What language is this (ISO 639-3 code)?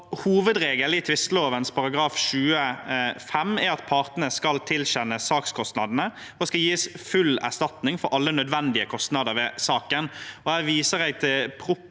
nor